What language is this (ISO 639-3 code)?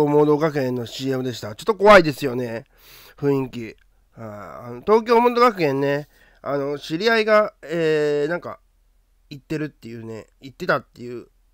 jpn